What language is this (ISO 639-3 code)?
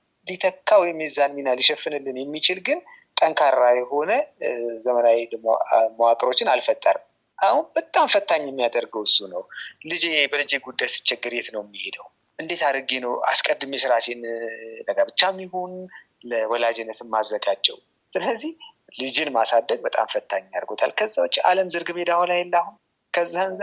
ara